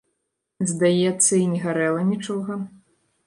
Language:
Belarusian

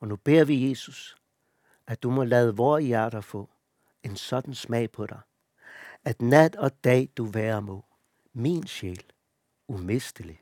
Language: Danish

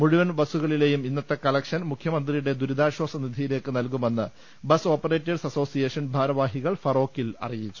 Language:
Malayalam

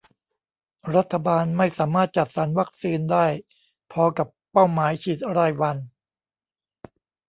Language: Thai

